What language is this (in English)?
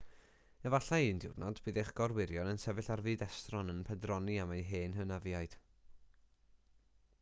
Welsh